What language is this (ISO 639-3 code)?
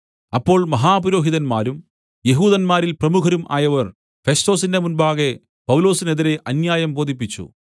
mal